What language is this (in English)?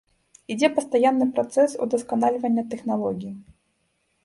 Belarusian